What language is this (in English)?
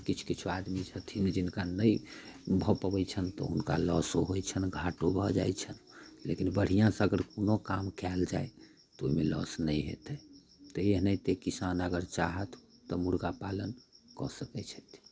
Maithili